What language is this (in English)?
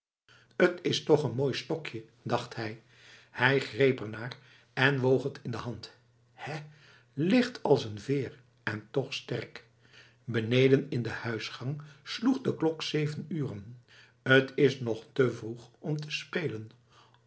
Dutch